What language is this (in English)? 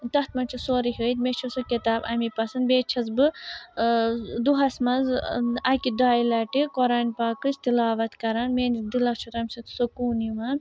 Kashmiri